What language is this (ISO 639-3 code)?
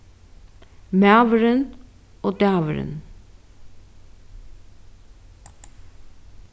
fao